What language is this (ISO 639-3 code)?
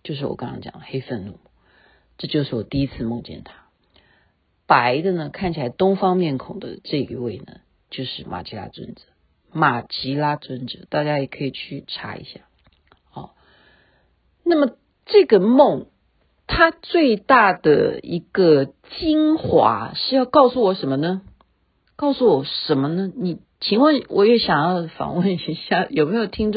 zho